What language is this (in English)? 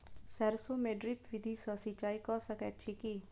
Maithili